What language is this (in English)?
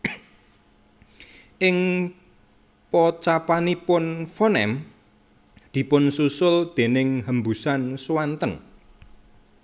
Javanese